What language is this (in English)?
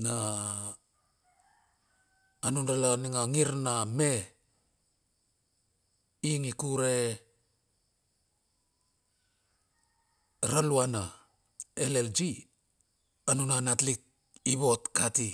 Bilur